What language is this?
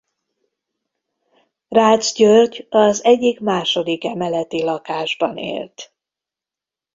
Hungarian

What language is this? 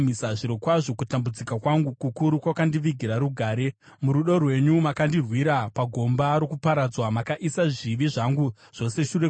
Shona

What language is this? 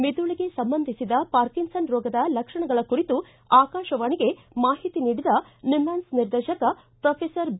Kannada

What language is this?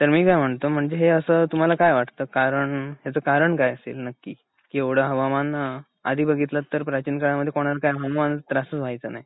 Marathi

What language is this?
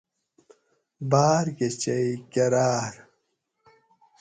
Gawri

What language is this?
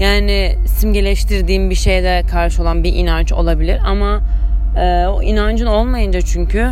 Turkish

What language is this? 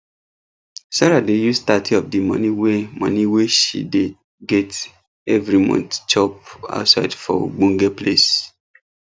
Nigerian Pidgin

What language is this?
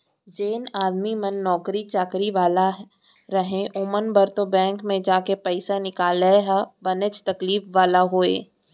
Chhattisgarhi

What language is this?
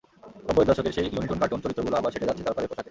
Bangla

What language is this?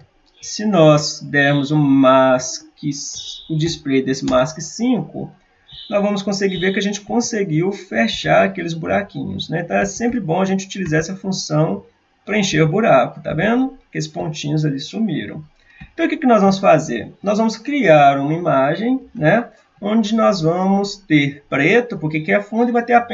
Portuguese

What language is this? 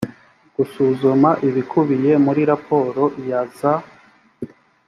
Kinyarwanda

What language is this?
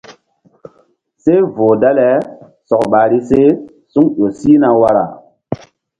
Mbum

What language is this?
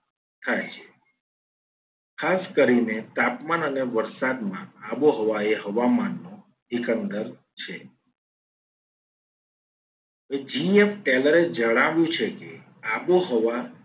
Gujarati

